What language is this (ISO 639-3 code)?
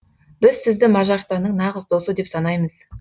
kaz